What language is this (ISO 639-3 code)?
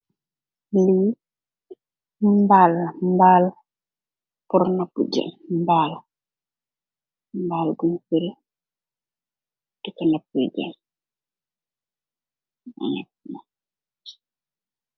wol